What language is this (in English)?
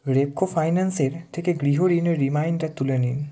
Bangla